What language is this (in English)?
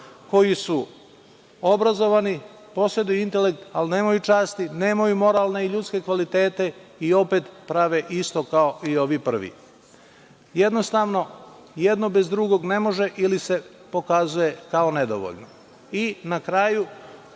Serbian